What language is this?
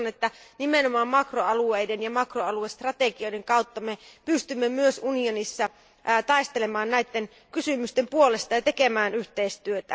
Finnish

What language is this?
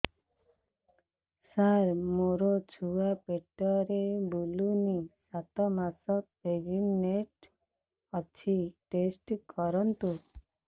Odia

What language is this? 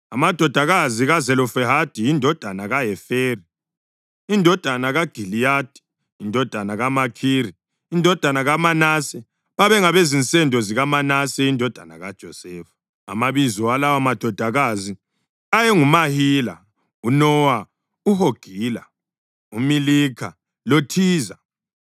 North Ndebele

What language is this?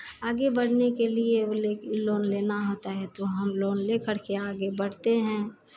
Hindi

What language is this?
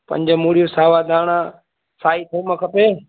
Sindhi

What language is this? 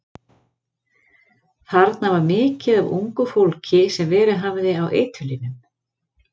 Icelandic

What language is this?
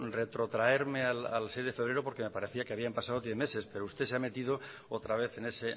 Spanish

